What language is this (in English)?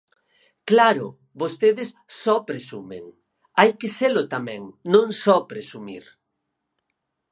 Galician